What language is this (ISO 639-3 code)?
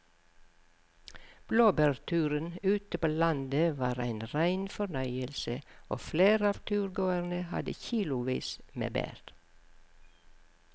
nor